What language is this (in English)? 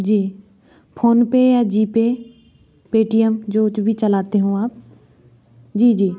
Hindi